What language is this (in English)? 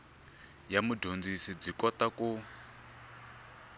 Tsonga